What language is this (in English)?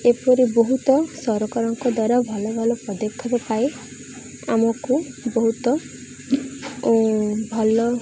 Odia